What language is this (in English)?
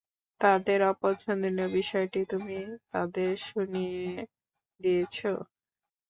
Bangla